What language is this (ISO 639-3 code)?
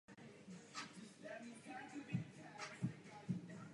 ces